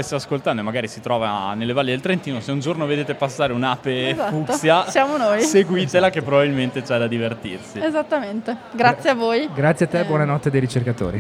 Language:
Italian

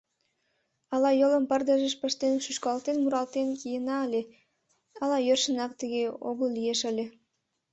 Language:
Mari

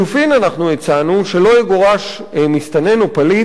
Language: Hebrew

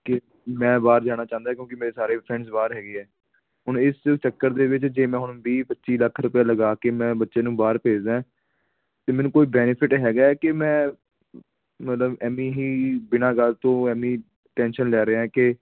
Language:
Punjabi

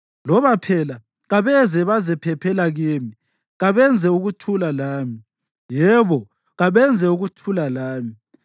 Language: North Ndebele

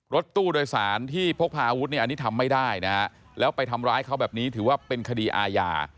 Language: Thai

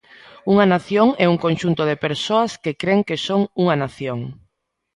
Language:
Galician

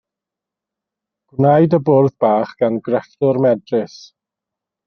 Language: Welsh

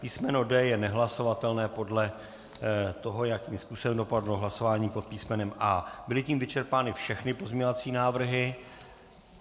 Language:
Czech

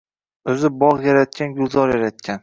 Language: Uzbek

